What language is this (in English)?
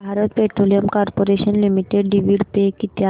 Marathi